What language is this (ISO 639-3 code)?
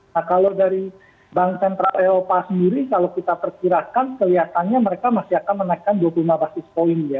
ind